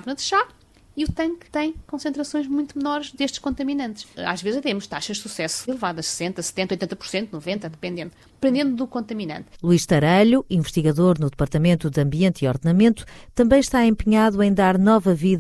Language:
Portuguese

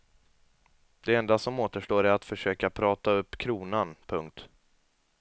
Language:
Swedish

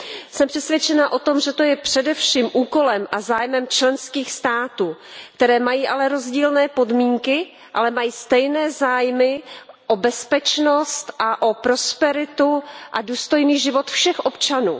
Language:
Czech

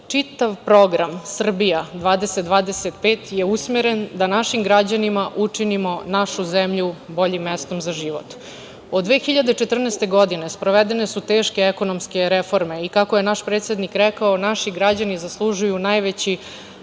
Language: Serbian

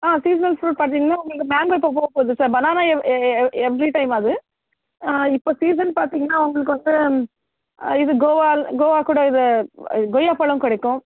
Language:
Tamil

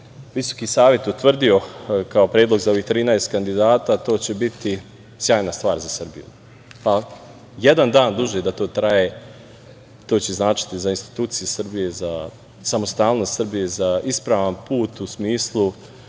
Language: Serbian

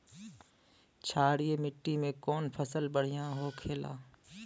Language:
Bhojpuri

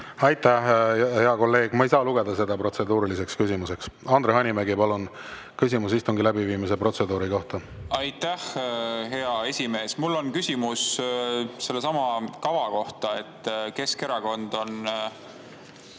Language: Estonian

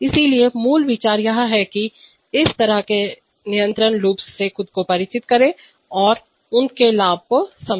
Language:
Hindi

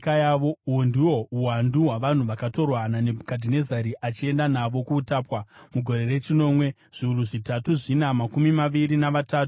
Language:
Shona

